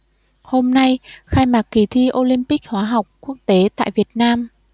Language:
Vietnamese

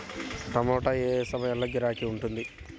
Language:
Telugu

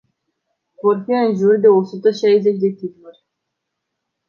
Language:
Romanian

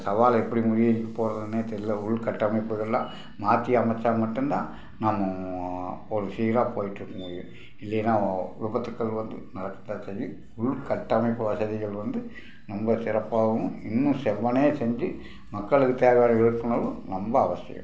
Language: Tamil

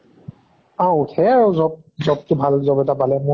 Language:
Assamese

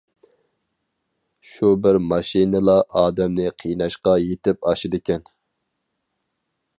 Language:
Uyghur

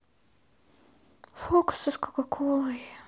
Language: Russian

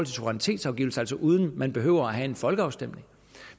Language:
Danish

